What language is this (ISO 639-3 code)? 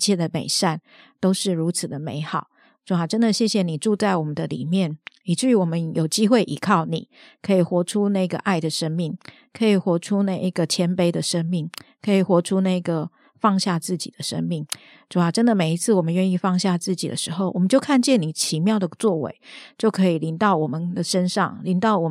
zho